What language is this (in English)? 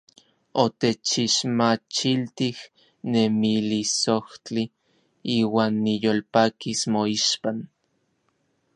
Orizaba Nahuatl